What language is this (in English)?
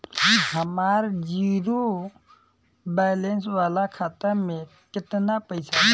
Bhojpuri